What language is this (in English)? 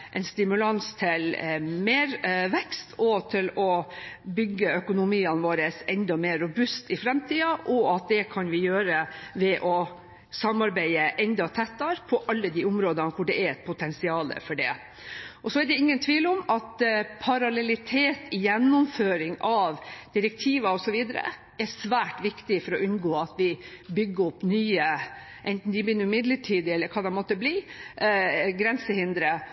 Norwegian Bokmål